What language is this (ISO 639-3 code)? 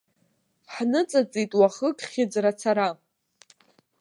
abk